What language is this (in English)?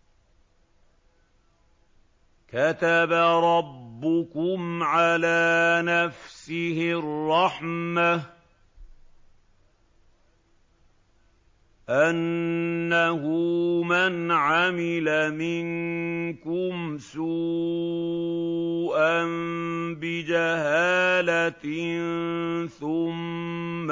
Arabic